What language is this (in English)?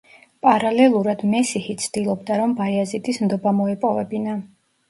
Georgian